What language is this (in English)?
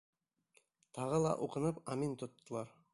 Bashkir